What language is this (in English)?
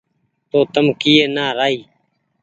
Goaria